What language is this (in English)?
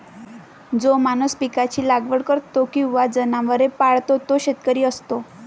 Marathi